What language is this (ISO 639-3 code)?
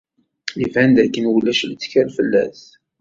kab